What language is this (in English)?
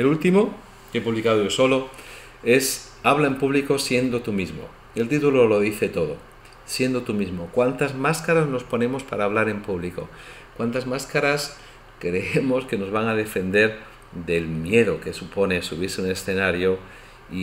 Spanish